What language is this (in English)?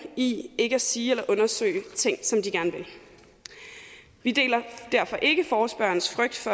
Danish